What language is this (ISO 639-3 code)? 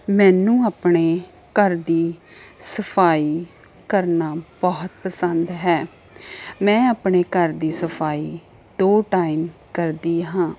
pan